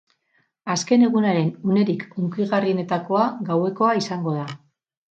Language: Basque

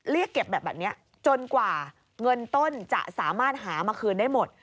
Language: Thai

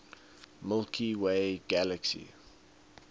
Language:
English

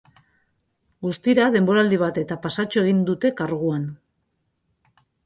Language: Basque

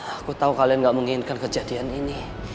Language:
Indonesian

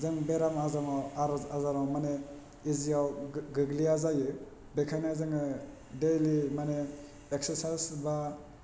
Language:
Bodo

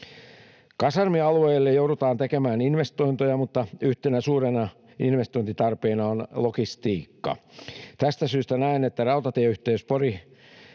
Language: Finnish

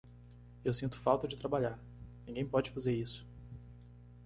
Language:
Portuguese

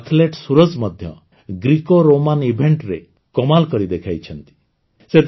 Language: Odia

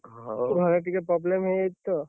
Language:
Odia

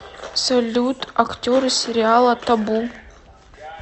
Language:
Russian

